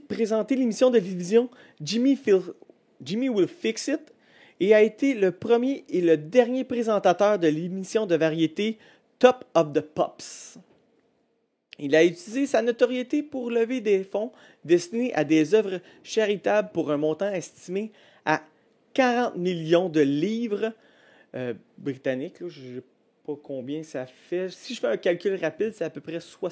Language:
French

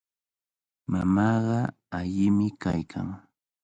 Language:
Cajatambo North Lima Quechua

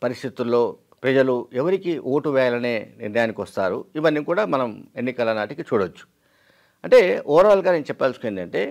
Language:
Telugu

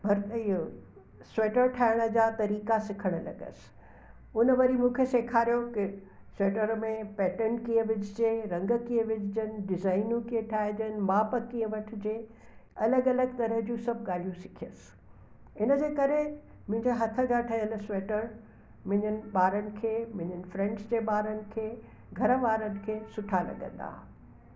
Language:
Sindhi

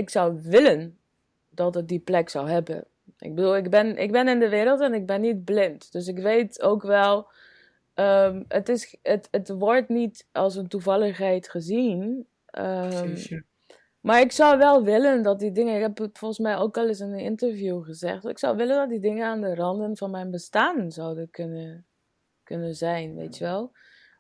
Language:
Dutch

